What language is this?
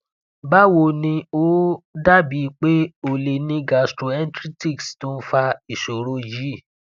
Yoruba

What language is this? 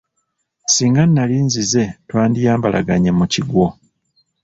Ganda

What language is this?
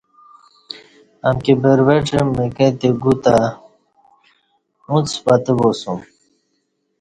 Kati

